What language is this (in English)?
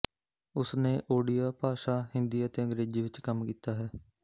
Punjabi